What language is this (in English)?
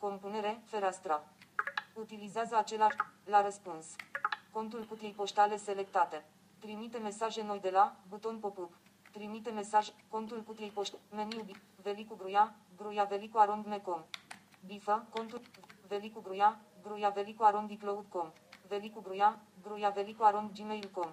Romanian